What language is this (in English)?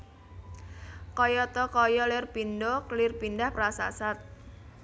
Javanese